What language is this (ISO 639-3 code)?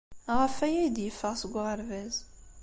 kab